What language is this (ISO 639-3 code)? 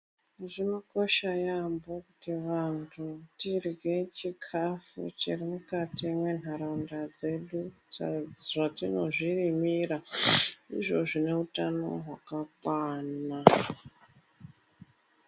ndc